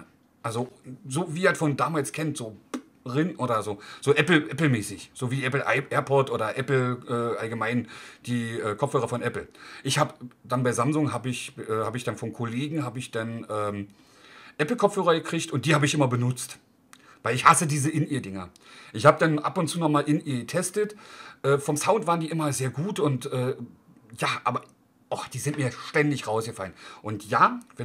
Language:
German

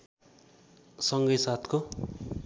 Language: Nepali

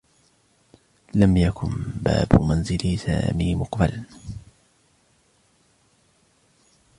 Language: Arabic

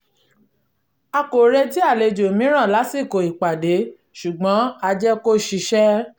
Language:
Yoruba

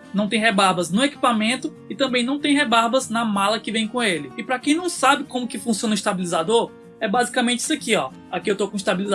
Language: Portuguese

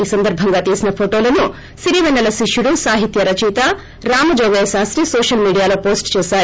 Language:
Telugu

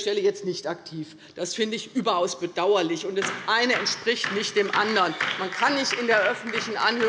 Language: German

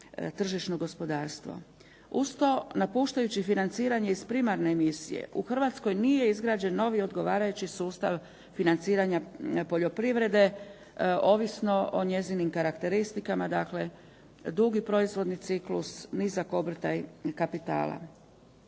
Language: Croatian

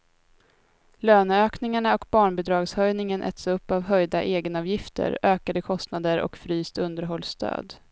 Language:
Swedish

